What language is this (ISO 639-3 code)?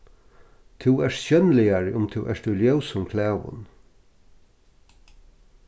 fao